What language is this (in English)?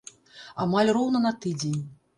Belarusian